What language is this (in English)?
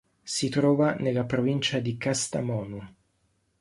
Italian